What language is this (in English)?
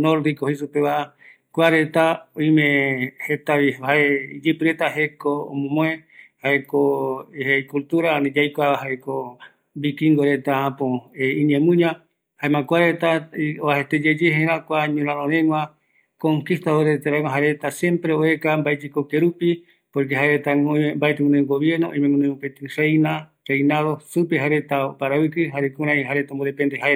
Eastern Bolivian Guaraní